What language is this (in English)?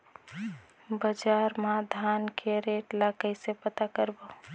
Chhattisgarhi